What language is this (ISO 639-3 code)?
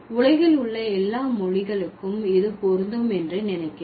tam